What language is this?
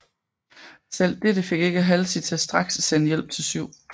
Danish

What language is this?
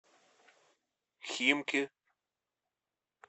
Russian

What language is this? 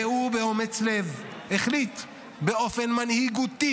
Hebrew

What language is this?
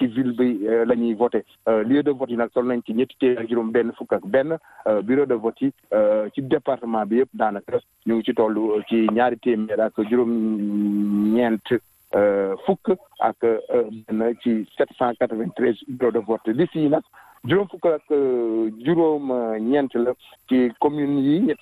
French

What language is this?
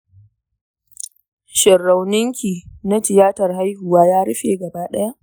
Hausa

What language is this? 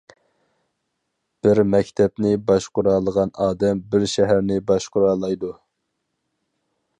Uyghur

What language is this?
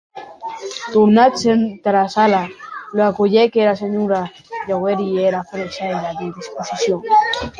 Occitan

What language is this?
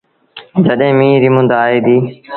Sindhi Bhil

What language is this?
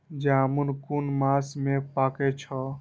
Maithili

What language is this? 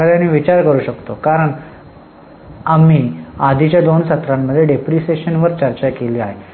Marathi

